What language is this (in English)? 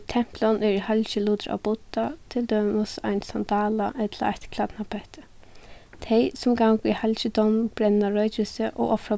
Faroese